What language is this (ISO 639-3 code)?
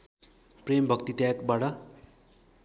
nep